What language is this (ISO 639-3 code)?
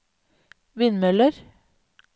nor